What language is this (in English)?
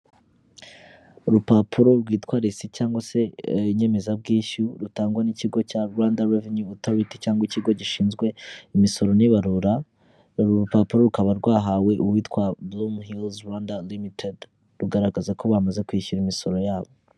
Kinyarwanda